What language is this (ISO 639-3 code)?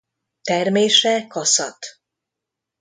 hun